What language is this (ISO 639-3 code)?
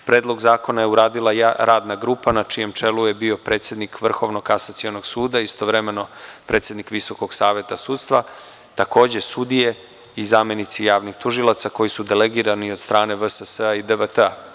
srp